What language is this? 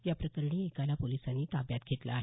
Marathi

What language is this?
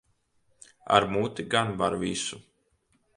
Latvian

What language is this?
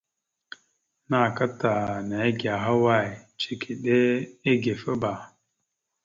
Mada (Cameroon)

